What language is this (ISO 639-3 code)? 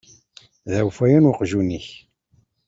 kab